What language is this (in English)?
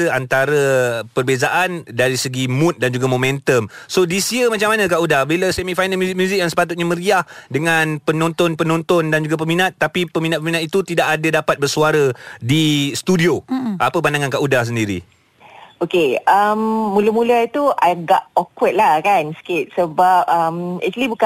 Malay